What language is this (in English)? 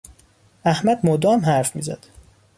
Persian